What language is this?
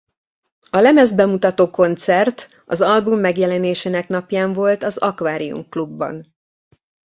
Hungarian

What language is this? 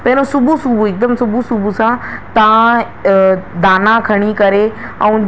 Sindhi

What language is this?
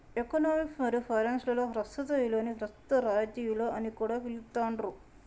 Telugu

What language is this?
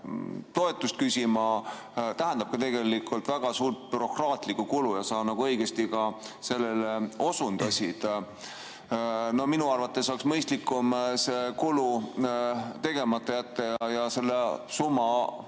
Estonian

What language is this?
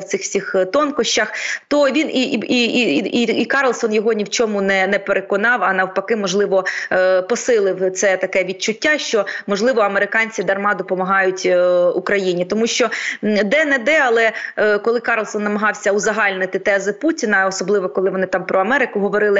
Ukrainian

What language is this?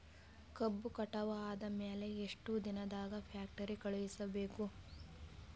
Kannada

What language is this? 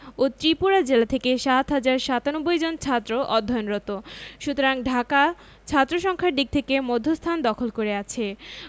Bangla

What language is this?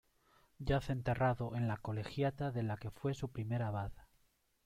Spanish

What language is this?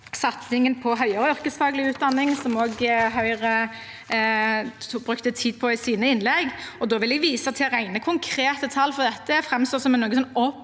Norwegian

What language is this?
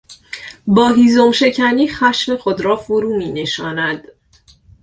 Persian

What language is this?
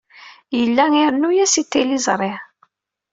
Kabyle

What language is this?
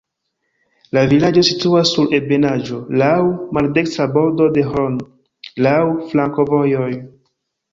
Esperanto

